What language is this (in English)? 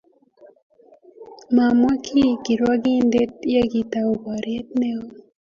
Kalenjin